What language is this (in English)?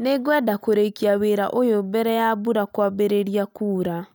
Kikuyu